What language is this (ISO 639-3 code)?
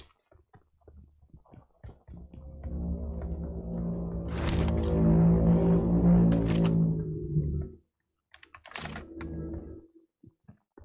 ind